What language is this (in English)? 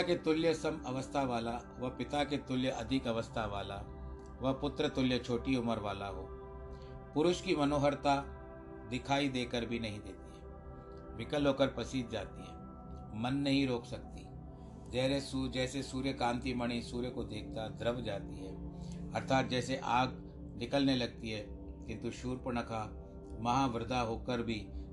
Hindi